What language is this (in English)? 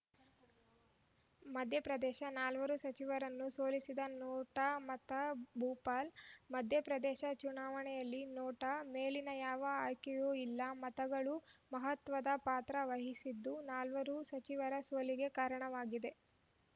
Kannada